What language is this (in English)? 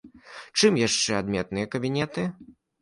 Belarusian